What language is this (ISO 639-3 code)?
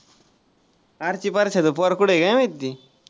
mar